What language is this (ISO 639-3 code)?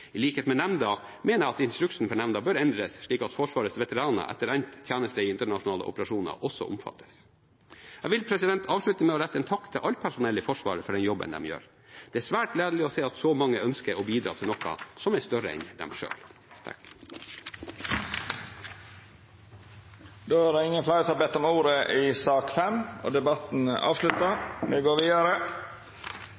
nor